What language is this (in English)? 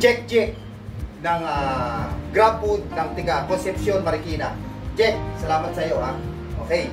Filipino